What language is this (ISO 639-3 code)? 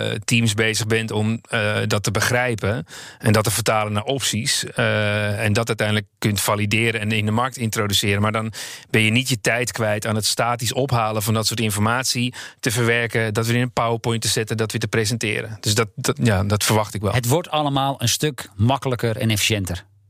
nld